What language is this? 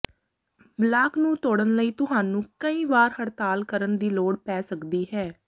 Punjabi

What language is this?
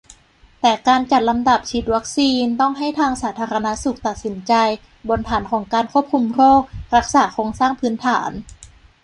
Thai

